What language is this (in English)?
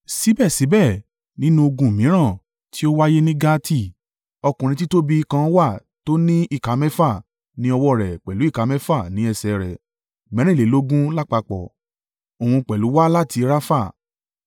Yoruba